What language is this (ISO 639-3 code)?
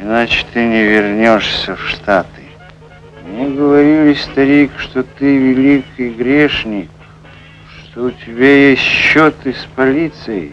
rus